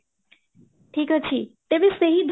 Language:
Odia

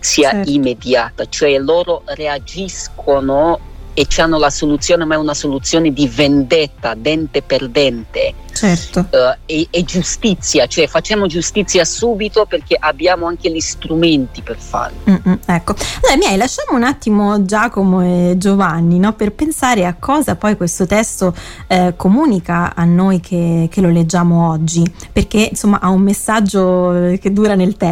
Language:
Italian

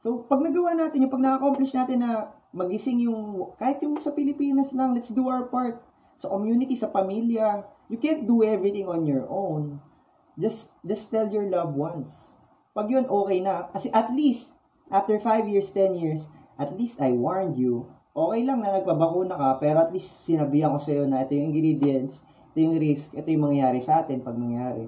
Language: Filipino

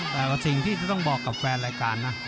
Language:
Thai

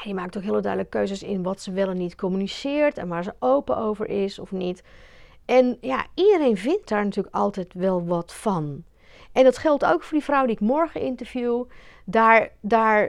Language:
Dutch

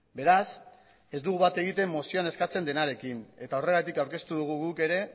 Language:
Basque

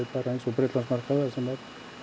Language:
Icelandic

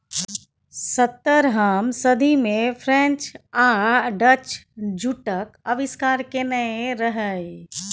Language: Maithili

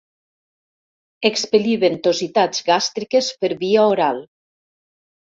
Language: Catalan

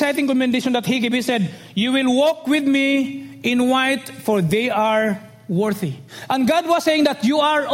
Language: English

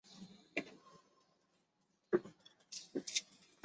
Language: Chinese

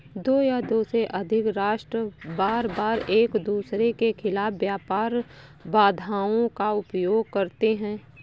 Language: Hindi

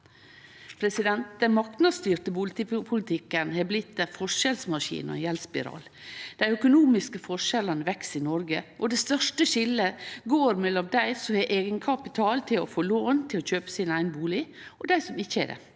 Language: Norwegian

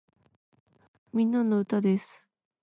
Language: Japanese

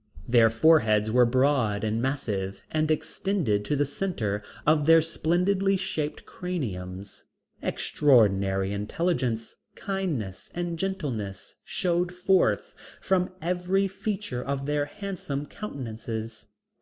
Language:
English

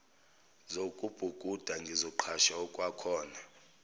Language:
Zulu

